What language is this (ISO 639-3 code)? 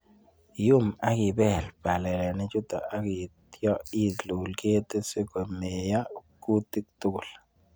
kln